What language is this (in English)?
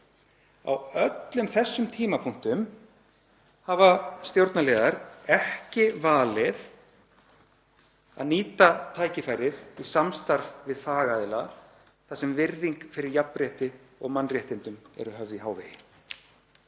Icelandic